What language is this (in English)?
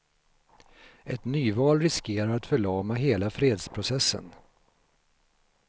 Swedish